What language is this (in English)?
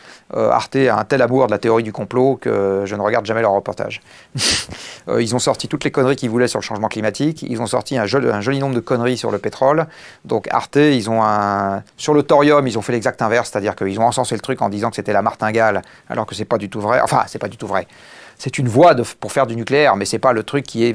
French